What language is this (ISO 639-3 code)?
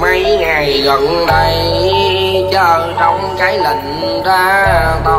vie